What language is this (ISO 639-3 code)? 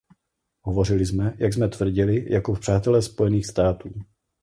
ces